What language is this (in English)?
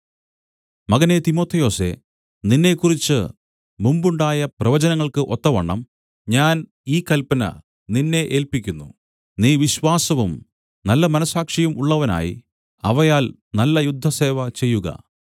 Malayalam